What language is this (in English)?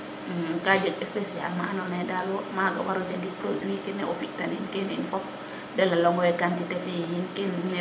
Serer